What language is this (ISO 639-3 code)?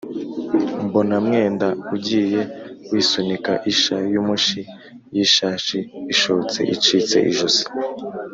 kin